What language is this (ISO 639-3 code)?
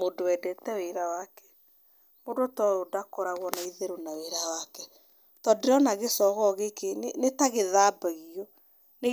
kik